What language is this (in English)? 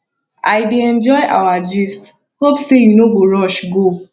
Nigerian Pidgin